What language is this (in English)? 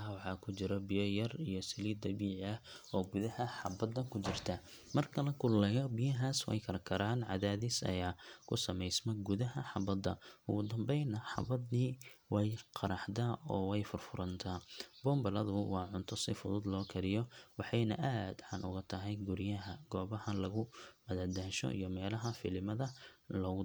Somali